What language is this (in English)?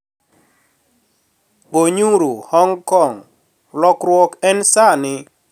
Luo (Kenya and Tanzania)